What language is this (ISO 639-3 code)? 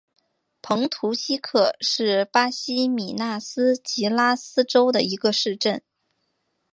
zho